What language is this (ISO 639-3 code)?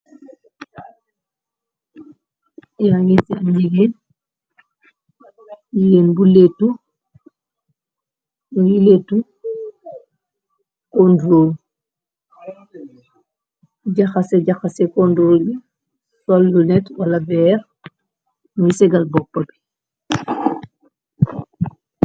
wol